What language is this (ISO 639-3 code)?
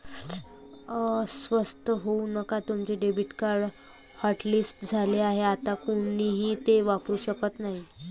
mar